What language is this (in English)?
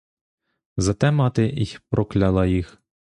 Ukrainian